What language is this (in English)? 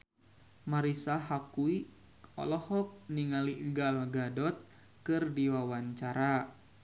Sundanese